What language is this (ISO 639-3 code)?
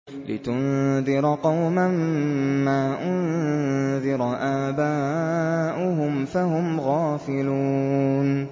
ara